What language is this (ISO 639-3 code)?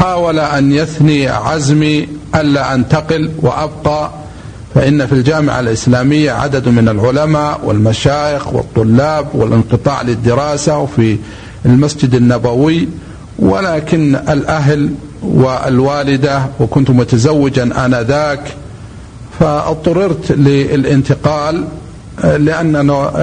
ara